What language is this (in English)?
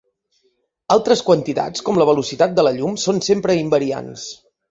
Catalan